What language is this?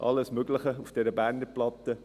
Swiss German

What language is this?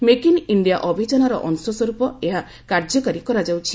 Odia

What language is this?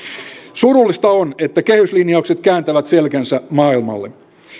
Finnish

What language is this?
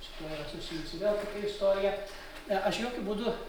Lithuanian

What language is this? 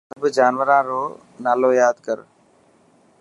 Dhatki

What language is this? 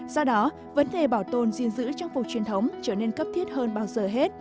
Vietnamese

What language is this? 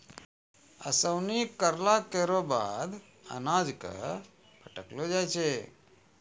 Maithili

